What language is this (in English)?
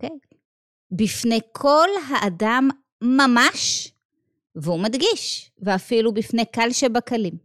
Hebrew